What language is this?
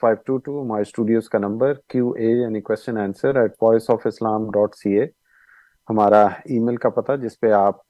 Urdu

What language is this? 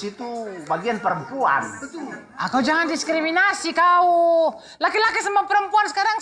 Indonesian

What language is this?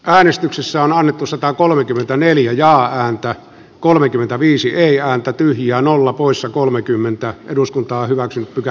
Finnish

